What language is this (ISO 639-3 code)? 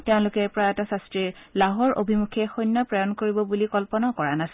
asm